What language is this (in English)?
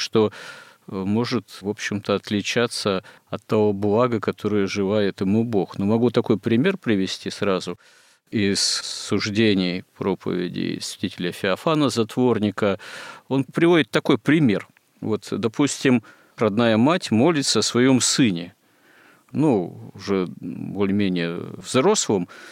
Russian